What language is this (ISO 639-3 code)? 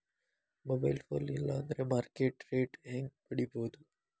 kan